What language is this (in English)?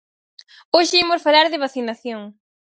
Galician